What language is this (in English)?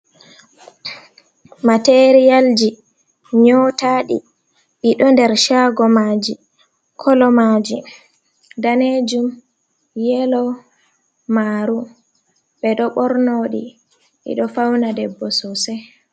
Fula